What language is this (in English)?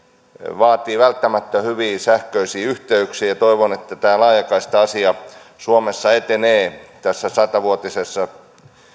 Finnish